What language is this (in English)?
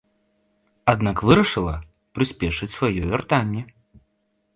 Belarusian